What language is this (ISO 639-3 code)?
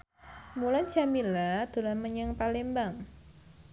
jav